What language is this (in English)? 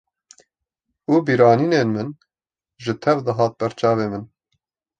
Kurdish